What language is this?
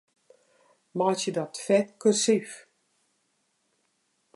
Western Frisian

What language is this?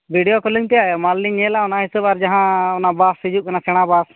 Santali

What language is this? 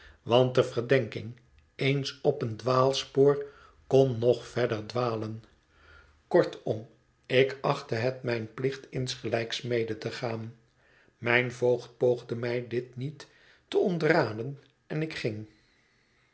Dutch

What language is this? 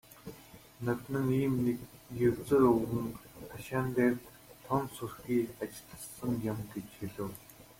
Mongolian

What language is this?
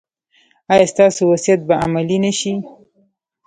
Pashto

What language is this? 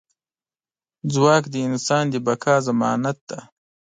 Pashto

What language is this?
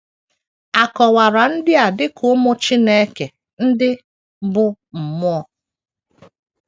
Igbo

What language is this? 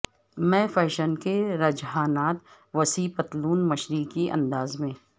Urdu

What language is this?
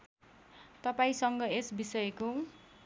Nepali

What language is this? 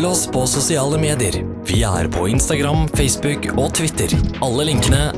Dutch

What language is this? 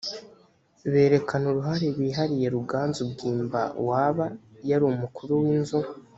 Kinyarwanda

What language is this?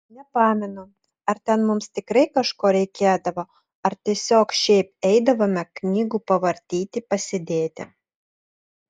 Lithuanian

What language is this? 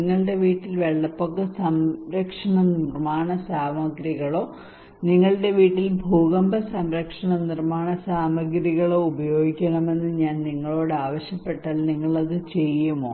Malayalam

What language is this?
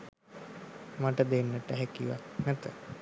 Sinhala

